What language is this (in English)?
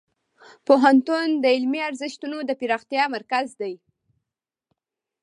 Pashto